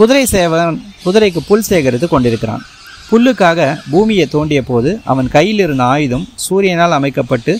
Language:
Tamil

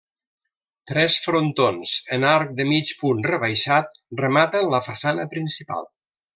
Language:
Catalan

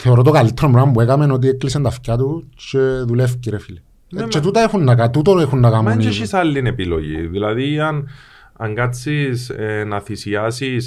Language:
Greek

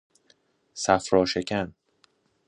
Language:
Persian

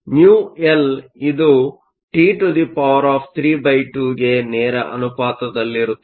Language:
Kannada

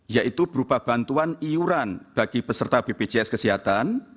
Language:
Indonesian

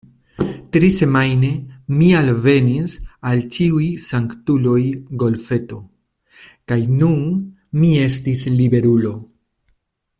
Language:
Esperanto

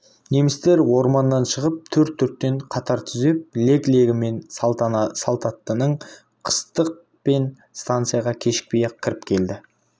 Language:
Kazakh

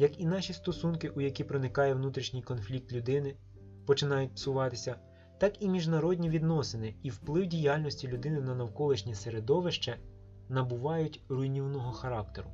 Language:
Ukrainian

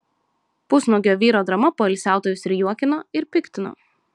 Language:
Lithuanian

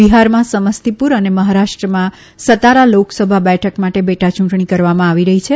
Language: Gujarati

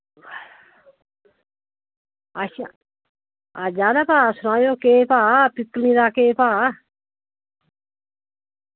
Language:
Dogri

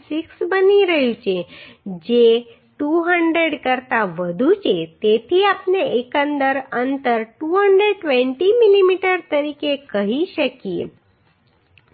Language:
Gujarati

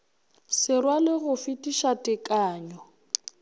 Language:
Northern Sotho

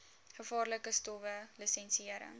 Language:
Afrikaans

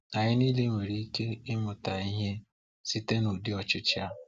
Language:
Igbo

